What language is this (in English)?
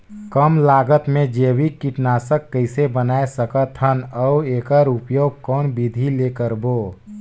Chhattisgarhi